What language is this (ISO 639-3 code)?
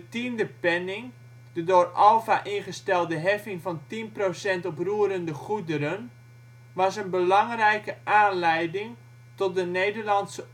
nld